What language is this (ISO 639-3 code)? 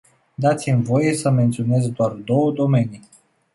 ron